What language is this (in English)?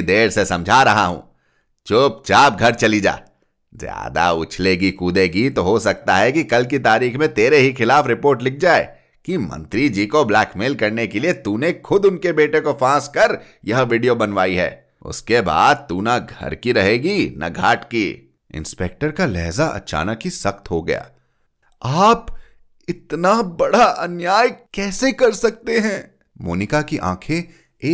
Hindi